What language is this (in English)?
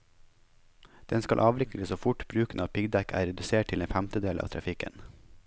Norwegian